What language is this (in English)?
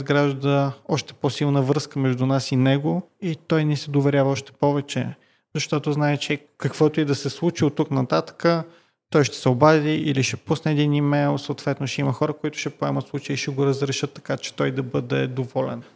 Bulgarian